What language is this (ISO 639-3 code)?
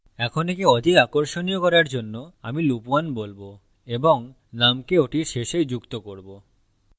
ben